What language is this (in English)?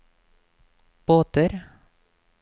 Norwegian